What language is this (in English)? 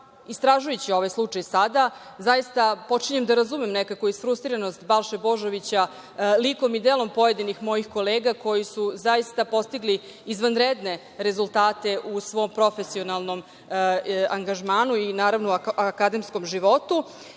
Serbian